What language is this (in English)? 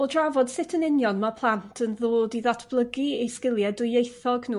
Welsh